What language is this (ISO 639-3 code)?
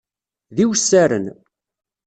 kab